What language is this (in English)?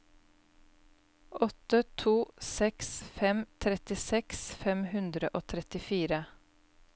Norwegian